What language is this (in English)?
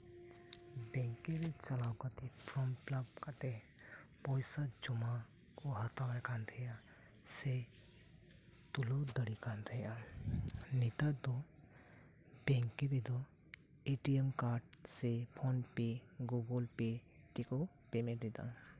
Santali